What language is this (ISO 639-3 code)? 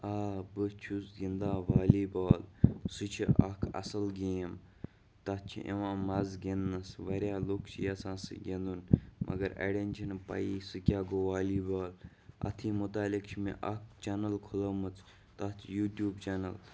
kas